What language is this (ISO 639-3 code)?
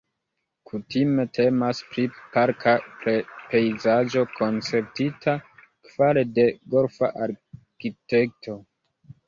epo